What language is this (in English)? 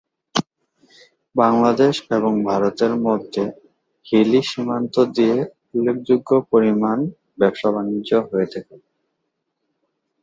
Bangla